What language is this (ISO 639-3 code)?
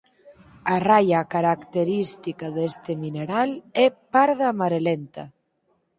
glg